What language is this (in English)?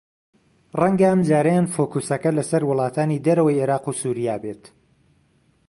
Central Kurdish